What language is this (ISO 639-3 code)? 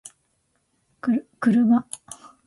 jpn